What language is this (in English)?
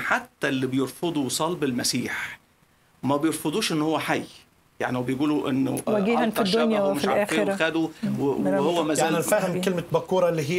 Arabic